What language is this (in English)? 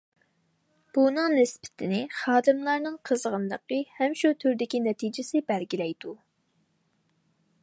Uyghur